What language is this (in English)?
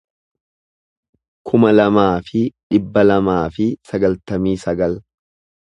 Oromo